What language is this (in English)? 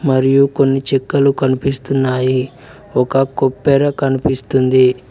Telugu